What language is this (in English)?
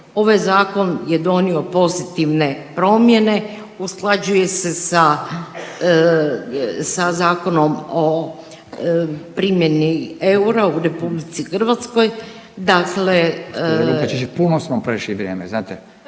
Croatian